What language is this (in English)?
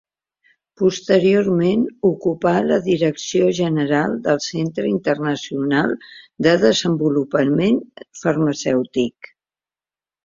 Catalan